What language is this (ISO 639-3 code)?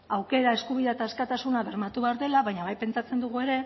eus